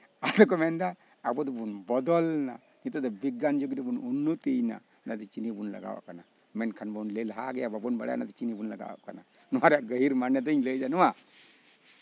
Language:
Santali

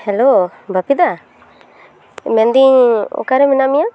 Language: Santali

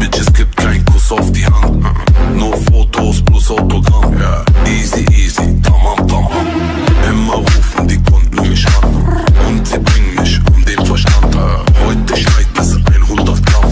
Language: Turkish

